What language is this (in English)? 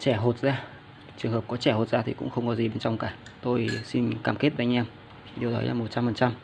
Vietnamese